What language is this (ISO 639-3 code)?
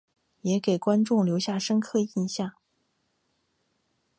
zho